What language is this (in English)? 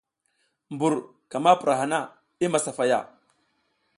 South Giziga